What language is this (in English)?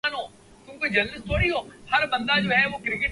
Urdu